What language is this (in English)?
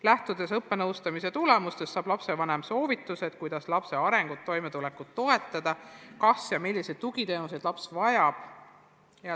Estonian